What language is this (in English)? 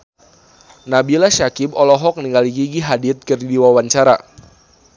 Sundanese